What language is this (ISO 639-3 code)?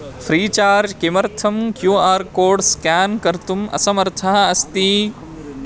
san